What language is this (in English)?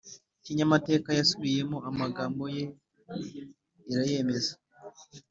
Kinyarwanda